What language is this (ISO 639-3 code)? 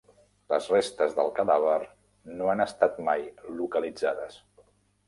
cat